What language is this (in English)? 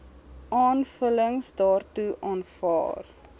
Afrikaans